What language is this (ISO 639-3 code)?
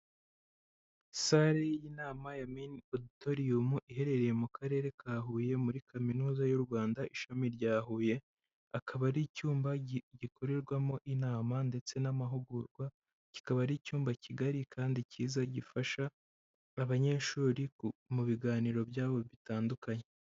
kin